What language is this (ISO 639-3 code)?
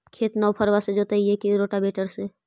mag